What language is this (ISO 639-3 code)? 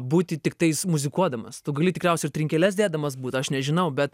lit